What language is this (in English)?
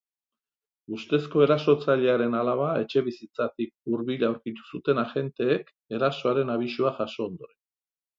Basque